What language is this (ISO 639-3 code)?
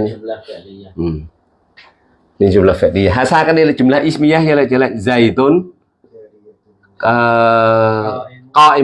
ind